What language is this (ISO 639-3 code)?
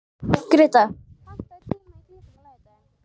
isl